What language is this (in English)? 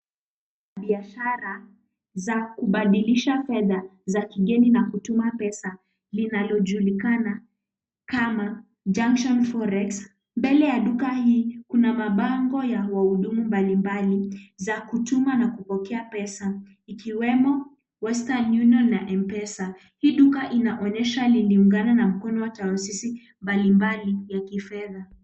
Swahili